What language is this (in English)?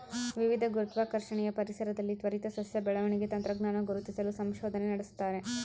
Kannada